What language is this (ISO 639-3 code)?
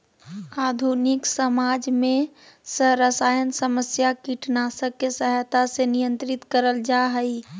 mag